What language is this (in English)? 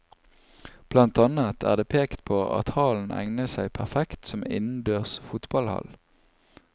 Norwegian